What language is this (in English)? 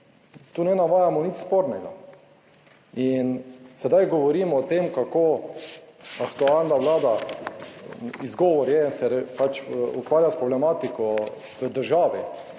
Slovenian